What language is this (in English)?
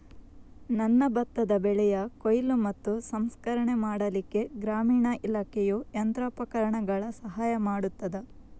Kannada